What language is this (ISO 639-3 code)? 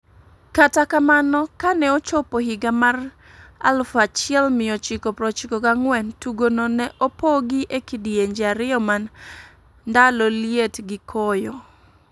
luo